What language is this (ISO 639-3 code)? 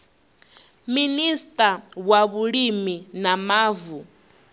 ven